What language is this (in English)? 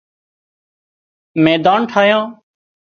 Wadiyara Koli